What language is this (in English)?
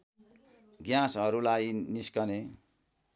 Nepali